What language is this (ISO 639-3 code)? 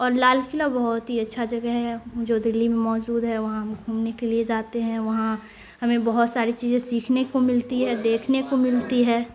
urd